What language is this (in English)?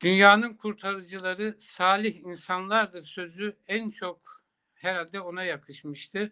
Turkish